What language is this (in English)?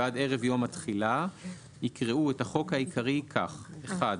Hebrew